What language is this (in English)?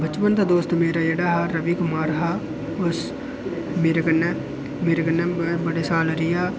Dogri